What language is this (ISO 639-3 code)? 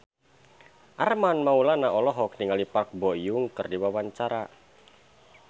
sun